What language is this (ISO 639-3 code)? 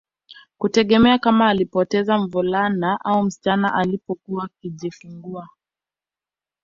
swa